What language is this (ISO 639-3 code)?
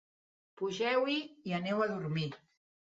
cat